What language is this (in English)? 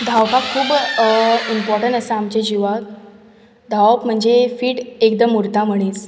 Konkani